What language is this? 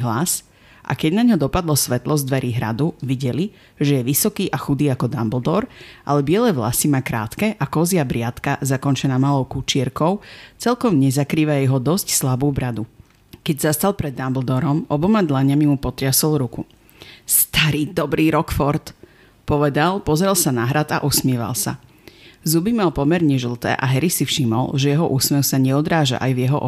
Slovak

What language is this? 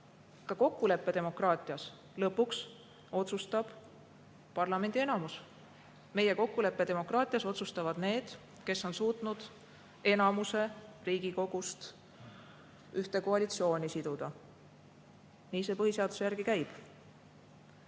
Estonian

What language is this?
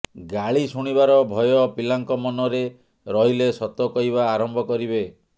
Odia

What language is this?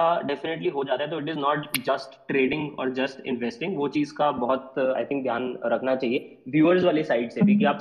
Hindi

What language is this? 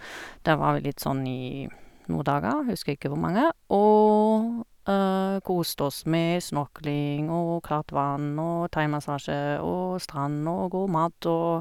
Norwegian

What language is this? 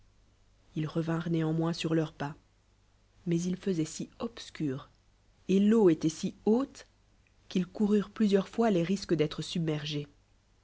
French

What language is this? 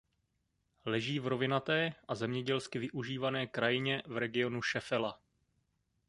Czech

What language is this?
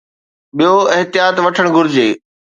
Sindhi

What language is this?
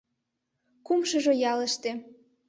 Mari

